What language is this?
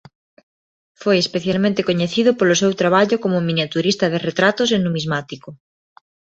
Galician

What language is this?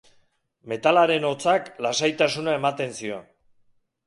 Basque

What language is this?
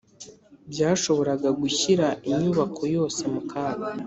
Kinyarwanda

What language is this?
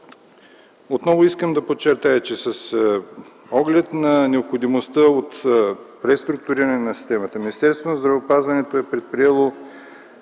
Bulgarian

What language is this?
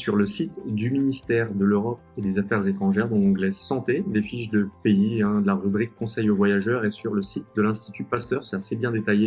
French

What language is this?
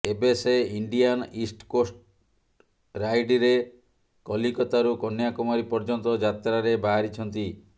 Odia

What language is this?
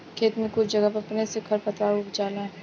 Bhojpuri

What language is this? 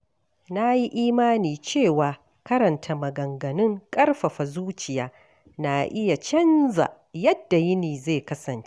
Hausa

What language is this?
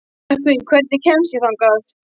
Icelandic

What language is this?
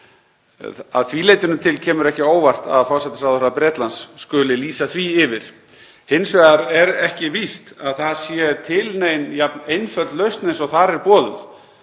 Icelandic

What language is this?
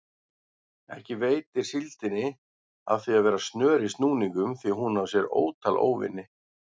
Icelandic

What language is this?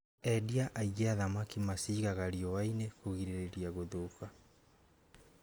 Kikuyu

